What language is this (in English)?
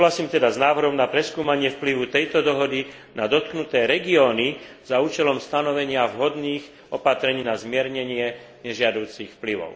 Slovak